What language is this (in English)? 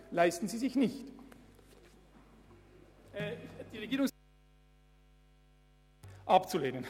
Swiss German